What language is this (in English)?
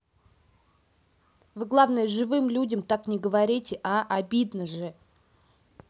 Russian